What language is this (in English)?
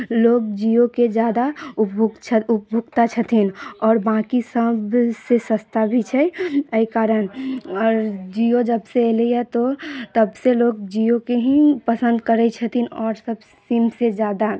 Maithili